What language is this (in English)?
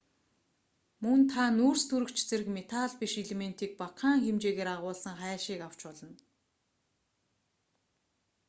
Mongolian